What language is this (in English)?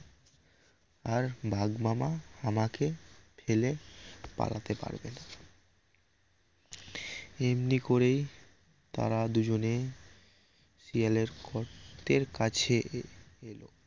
Bangla